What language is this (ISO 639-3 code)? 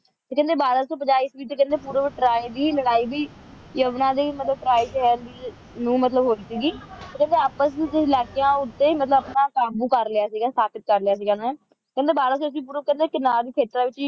pan